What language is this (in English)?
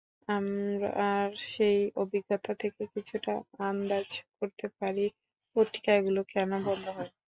Bangla